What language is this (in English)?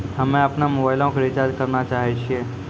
Maithili